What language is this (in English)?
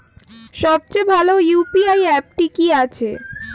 Bangla